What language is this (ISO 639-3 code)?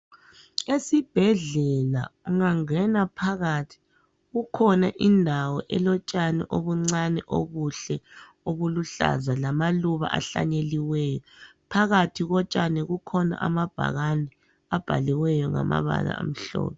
nde